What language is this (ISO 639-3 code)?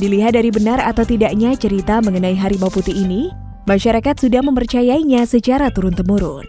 ind